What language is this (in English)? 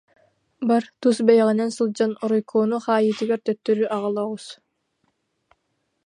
Yakut